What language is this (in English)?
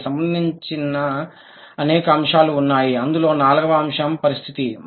Telugu